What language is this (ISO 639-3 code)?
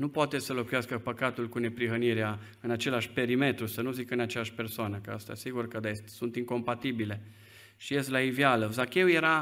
ron